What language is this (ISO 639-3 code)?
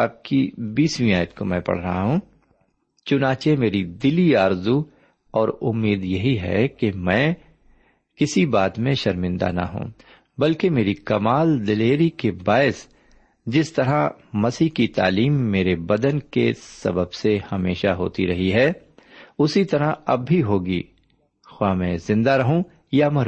urd